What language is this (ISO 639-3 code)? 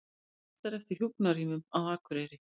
isl